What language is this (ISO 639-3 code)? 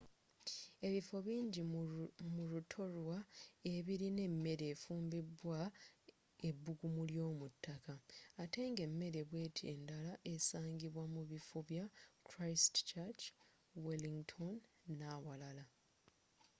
lug